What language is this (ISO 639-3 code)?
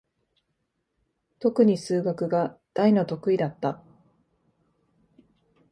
jpn